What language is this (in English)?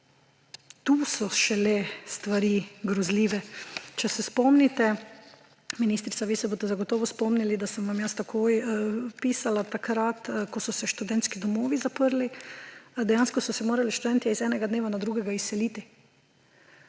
Slovenian